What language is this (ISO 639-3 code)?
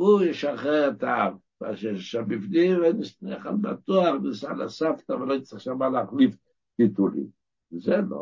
heb